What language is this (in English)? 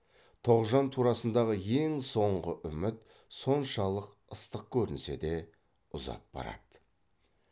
Kazakh